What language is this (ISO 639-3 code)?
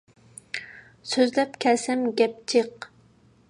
uig